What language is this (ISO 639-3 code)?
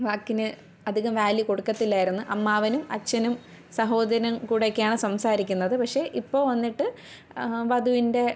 mal